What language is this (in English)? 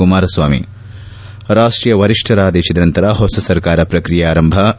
Kannada